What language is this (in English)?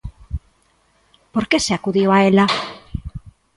Galician